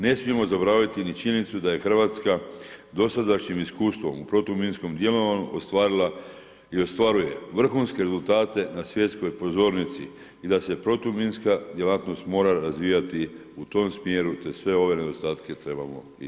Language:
Croatian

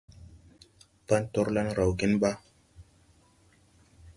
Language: Tupuri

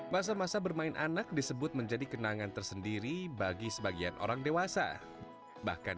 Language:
Indonesian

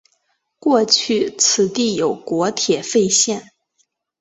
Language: Chinese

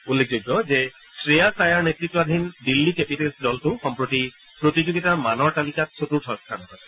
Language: Assamese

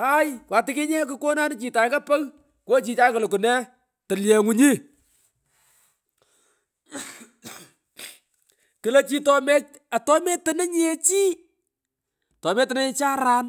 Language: Pökoot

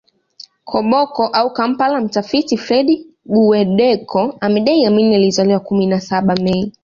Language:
Swahili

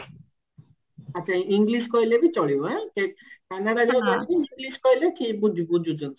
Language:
Odia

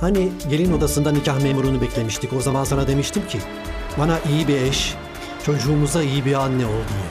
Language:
Turkish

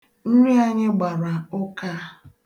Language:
Igbo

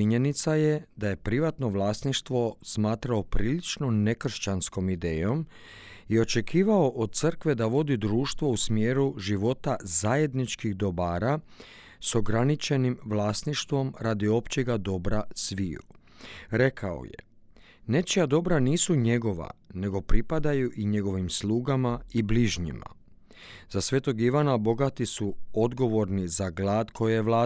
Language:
Croatian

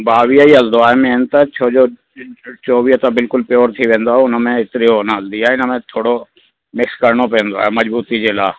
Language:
Sindhi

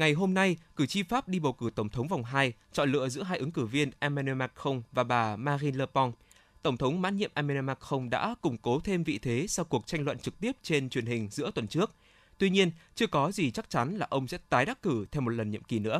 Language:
Vietnamese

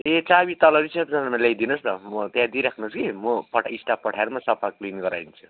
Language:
Nepali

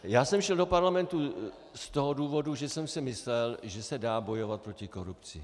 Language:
Czech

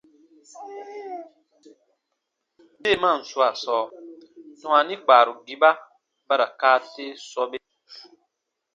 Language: Baatonum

